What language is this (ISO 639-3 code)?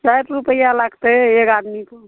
mai